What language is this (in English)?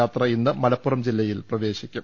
Malayalam